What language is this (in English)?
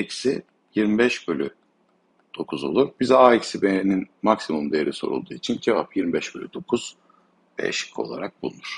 Turkish